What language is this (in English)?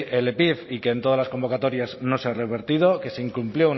Spanish